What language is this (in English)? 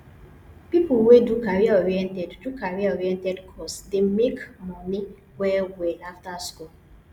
Nigerian Pidgin